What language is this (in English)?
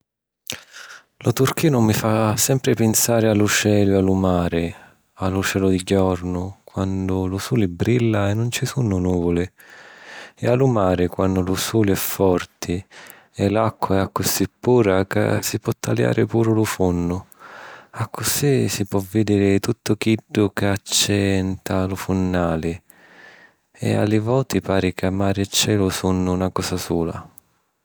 Sicilian